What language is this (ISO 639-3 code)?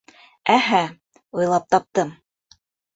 bak